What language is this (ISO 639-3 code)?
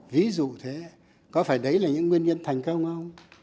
vie